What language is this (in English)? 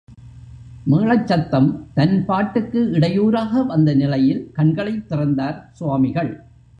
Tamil